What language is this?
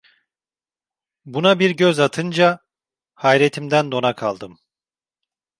Turkish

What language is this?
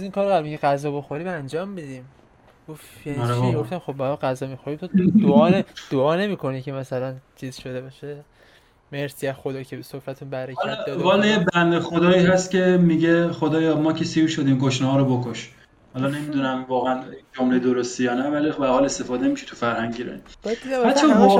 Persian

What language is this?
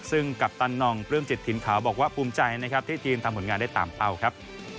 Thai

